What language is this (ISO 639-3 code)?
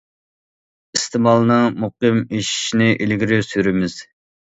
uig